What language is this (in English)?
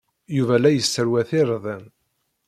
Kabyle